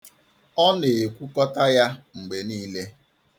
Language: Igbo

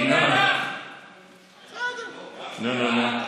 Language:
Hebrew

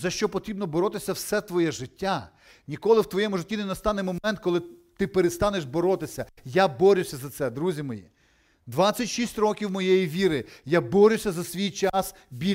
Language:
Ukrainian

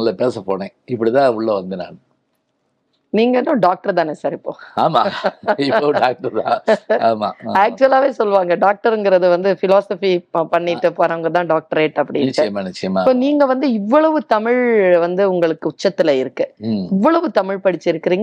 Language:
Tamil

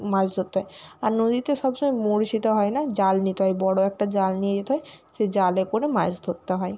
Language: Bangla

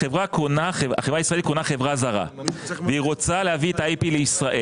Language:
Hebrew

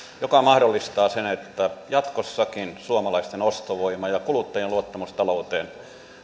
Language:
Finnish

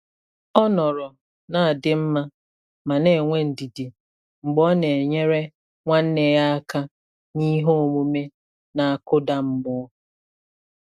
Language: Igbo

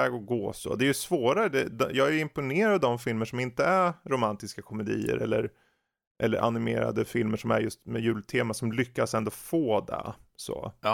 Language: Swedish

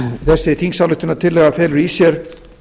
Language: Icelandic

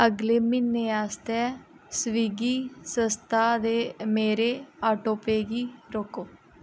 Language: Dogri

